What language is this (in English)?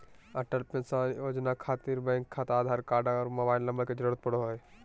Magahi